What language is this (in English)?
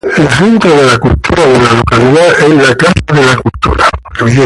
Spanish